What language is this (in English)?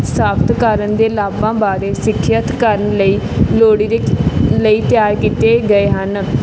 Punjabi